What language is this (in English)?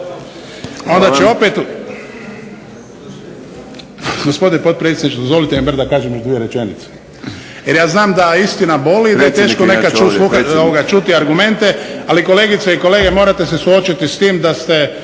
Croatian